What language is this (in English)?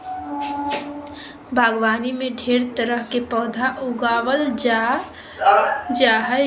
Magahi